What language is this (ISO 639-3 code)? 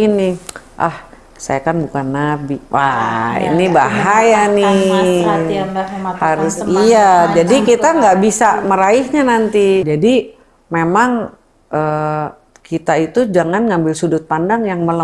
ind